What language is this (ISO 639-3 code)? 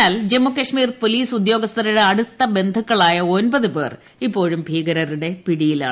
mal